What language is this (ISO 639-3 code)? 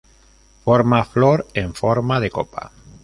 spa